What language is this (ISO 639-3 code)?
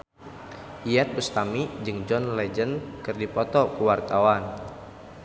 sun